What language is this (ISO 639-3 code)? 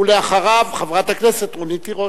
heb